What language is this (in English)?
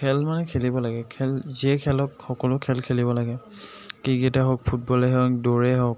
Assamese